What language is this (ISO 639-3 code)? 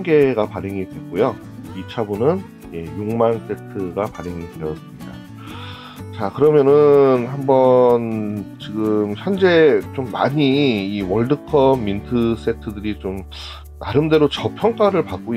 kor